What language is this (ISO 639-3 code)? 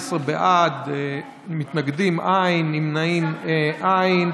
heb